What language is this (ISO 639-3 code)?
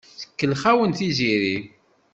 kab